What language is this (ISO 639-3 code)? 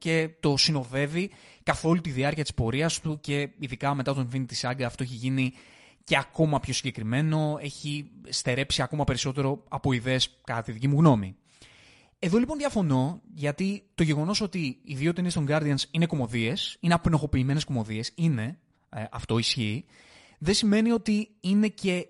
ell